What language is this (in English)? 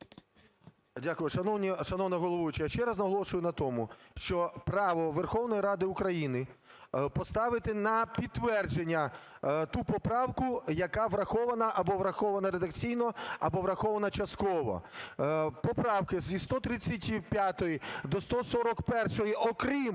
Ukrainian